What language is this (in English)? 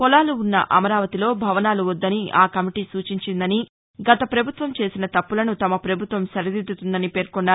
Telugu